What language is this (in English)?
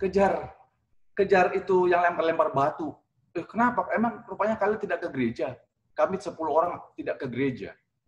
Indonesian